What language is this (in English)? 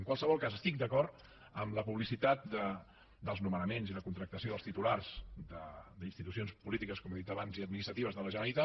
Catalan